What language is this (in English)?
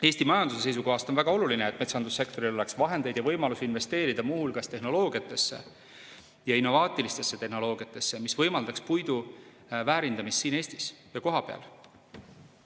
Estonian